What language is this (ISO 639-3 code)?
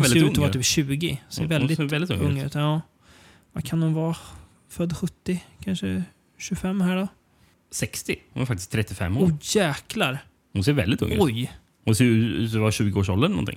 swe